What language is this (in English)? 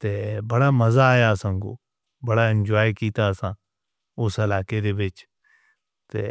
Northern Hindko